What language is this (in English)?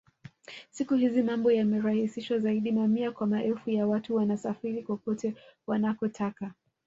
Swahili